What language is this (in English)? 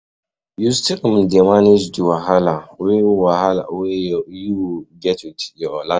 Nigerian Pidgin